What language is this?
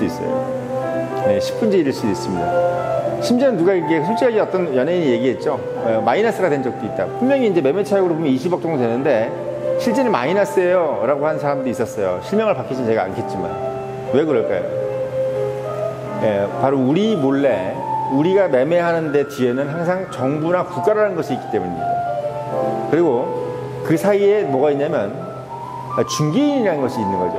Korean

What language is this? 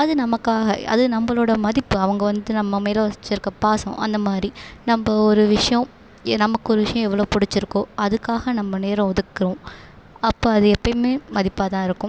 Tamil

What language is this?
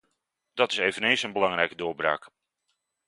Dutch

